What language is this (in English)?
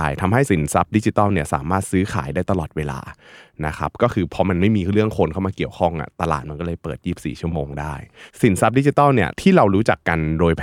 Thai